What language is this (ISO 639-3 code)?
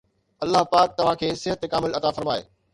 snd